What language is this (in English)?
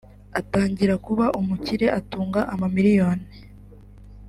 Kinyarwanda